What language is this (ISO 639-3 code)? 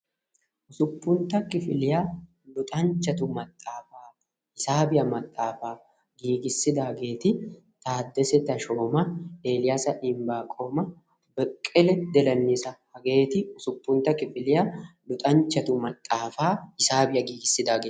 wal